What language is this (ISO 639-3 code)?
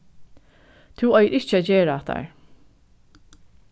fao